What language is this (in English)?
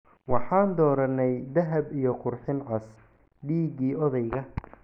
Somali